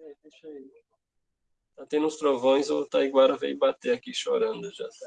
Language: Portuguese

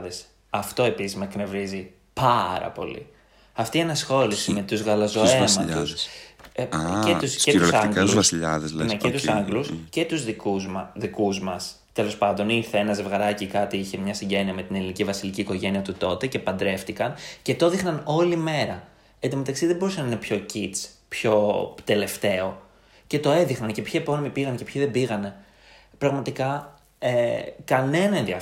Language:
Greek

